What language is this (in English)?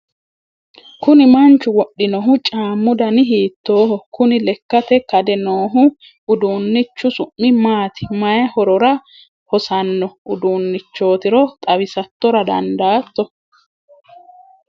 Sidamo